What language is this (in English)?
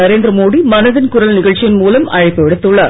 Tamil